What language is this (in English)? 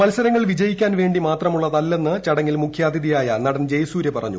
Malayalam